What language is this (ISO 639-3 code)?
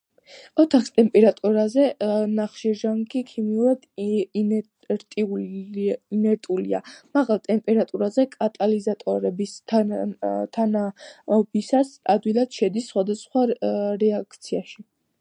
kat